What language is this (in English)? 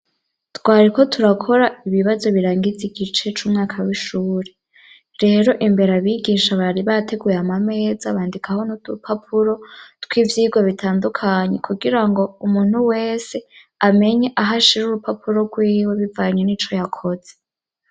Rundi